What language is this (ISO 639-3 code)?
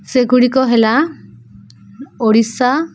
ori